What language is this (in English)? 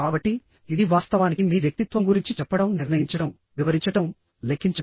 Telugu